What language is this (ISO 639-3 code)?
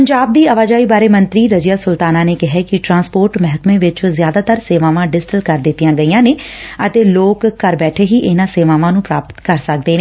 pan